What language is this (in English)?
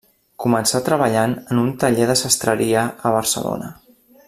Catalan